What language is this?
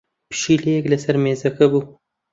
Central Kurdish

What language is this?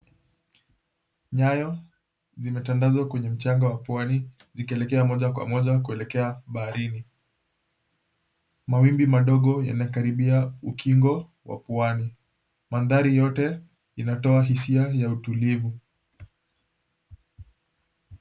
Swahili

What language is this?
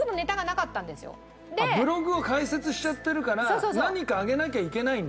Japanese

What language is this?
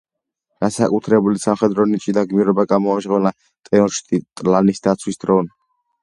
Georgian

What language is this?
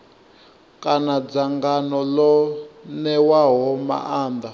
Venda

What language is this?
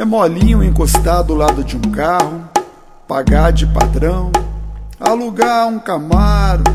Portuguese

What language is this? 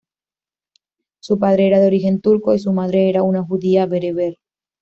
Spanish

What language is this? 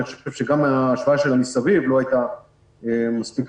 Hebrew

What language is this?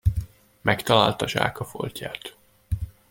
Hungarian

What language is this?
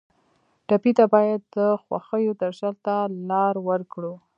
Pashto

